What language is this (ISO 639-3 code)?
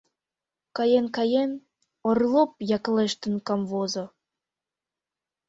chm